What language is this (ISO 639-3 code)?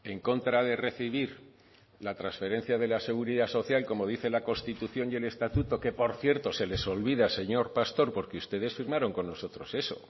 spa